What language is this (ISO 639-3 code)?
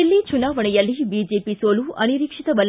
kan